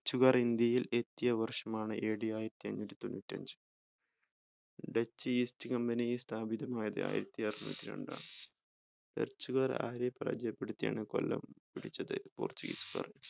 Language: Malayalam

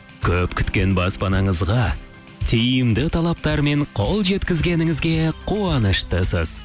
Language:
Kazakh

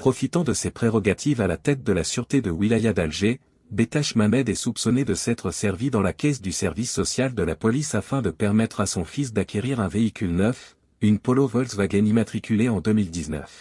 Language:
French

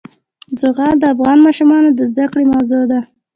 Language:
Pashto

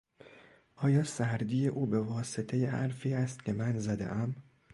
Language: Persian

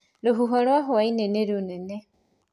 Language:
Kikuyu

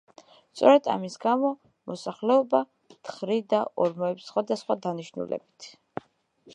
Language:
Georgian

